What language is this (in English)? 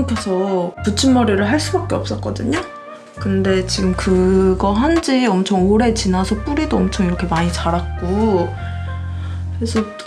Korean